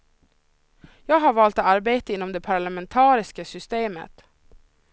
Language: Swedish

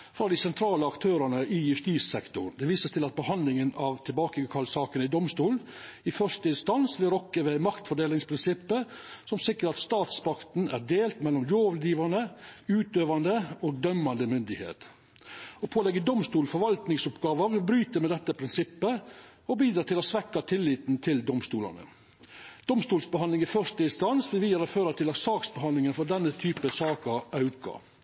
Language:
Norwegian Nynorsk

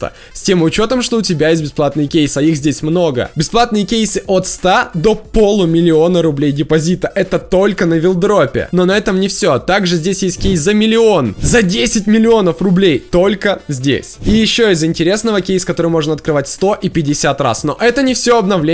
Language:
Russian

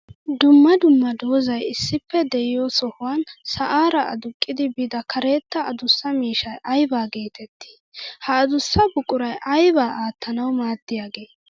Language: Wolaytta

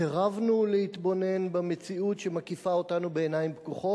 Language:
Hebrew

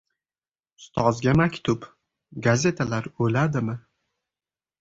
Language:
Uzbek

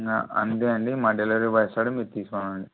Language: Telugu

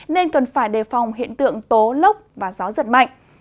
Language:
Vietnamese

